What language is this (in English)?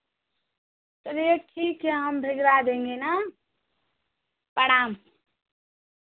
Hindi